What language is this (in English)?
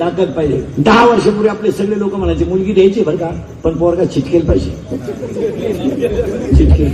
Marathi